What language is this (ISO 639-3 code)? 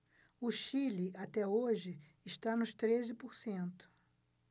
por